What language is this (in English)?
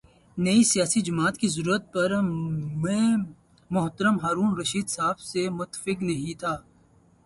Urdu